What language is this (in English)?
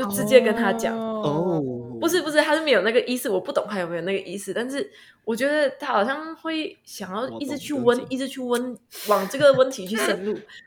Chinese